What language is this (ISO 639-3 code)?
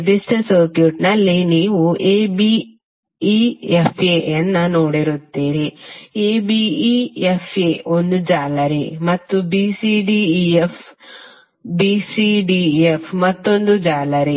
kan